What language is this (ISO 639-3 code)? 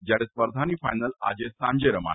guj